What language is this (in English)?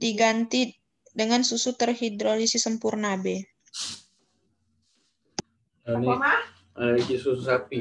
Indonesian